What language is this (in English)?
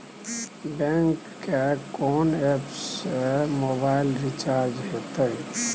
Maithili